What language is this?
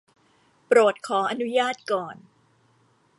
Thai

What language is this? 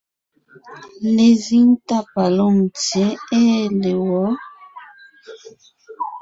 Ngiemboon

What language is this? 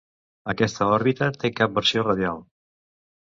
Catalan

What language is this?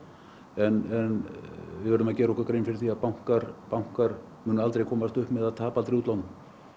Icelandic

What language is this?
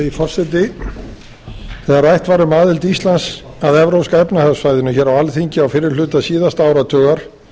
Icelandic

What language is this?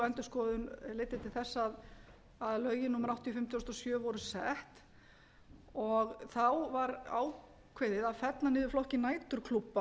Icelandic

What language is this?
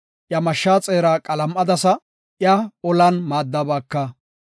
Gofa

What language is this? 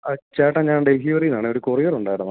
Malayalam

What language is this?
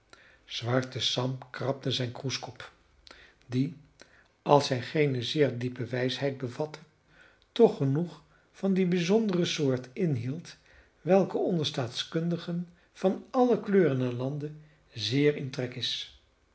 Dutch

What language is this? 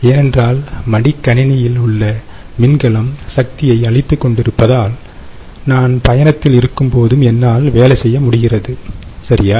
Tamil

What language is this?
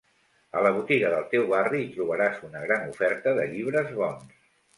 Catalan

